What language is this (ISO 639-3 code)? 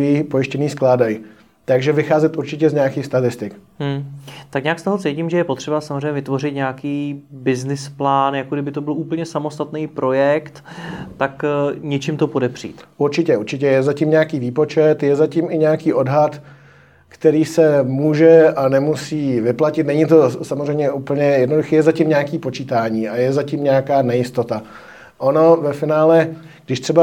ces